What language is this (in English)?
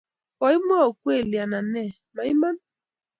Kalenjin